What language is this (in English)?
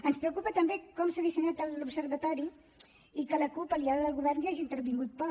Catalan